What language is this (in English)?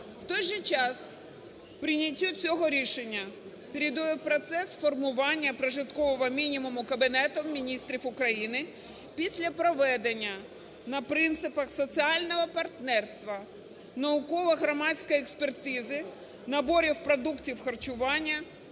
Ukrainian